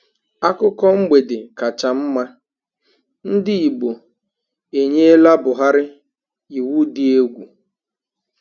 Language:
Igbo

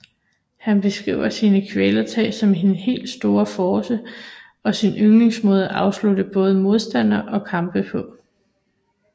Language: Danish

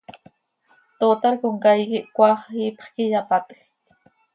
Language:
Seri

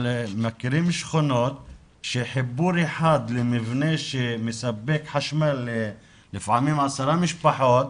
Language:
Hebrew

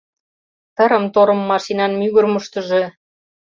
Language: Mari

